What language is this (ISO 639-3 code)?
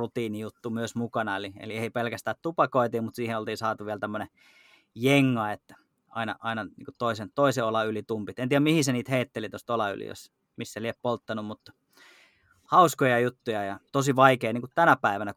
fin